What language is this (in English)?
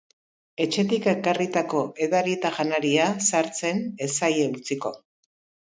Basque